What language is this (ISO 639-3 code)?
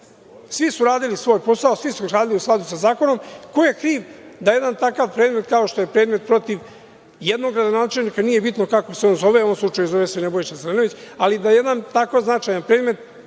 srp